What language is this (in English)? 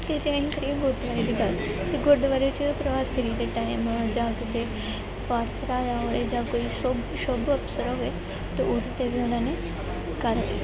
Punjabi